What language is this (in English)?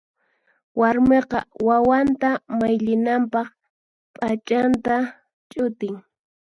Puno Quechua